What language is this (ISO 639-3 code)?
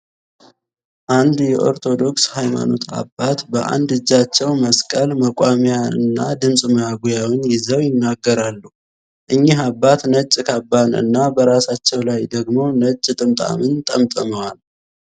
amh